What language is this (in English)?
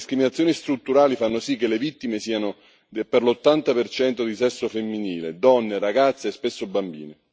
Italian